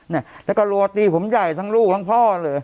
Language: Thai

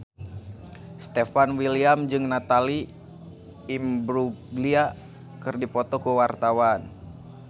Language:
Sundanese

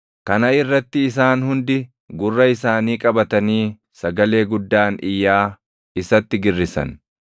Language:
Oromo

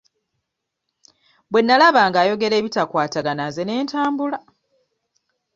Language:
Ganda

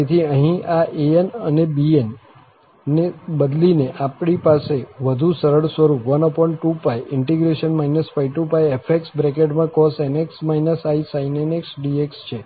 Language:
Gujarati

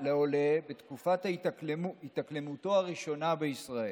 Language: Hebrew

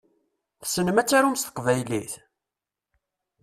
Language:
Kabyle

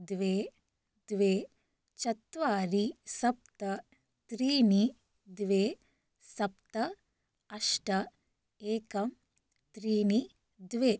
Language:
Sanskrit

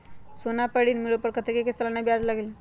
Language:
Magahi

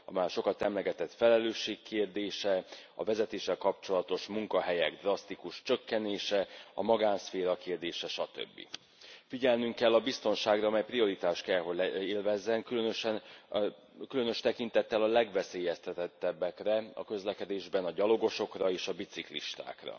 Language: Hungarian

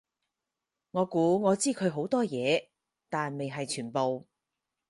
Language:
Cantonese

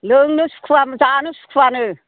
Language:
Bodo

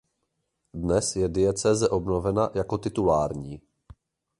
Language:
Czech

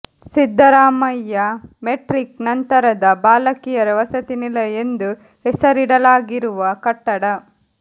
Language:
Kannada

